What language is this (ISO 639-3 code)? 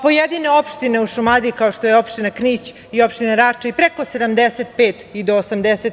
srp